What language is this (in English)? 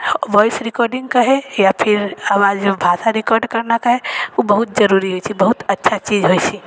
Maithili